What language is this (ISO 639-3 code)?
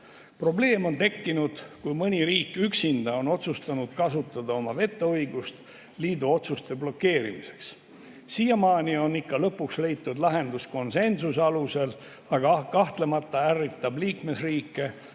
est